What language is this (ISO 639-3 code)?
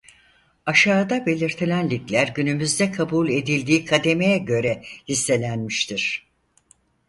tur